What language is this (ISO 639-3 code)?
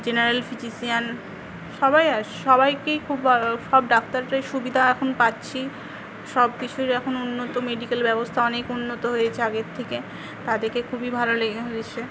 ben